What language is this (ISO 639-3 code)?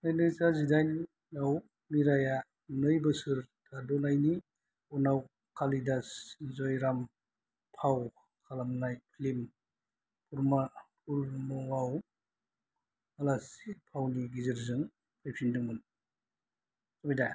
brx